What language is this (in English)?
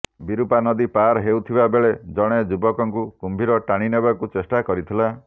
Odia